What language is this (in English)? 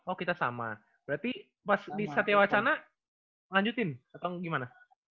Indonesian